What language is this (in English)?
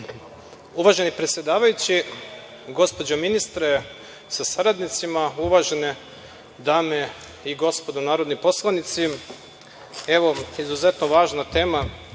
Serbian